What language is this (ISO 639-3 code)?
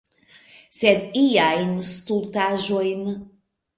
epo